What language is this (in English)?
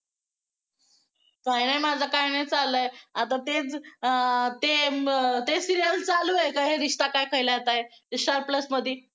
Marathi